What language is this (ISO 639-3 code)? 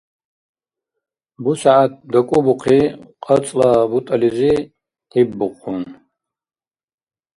dar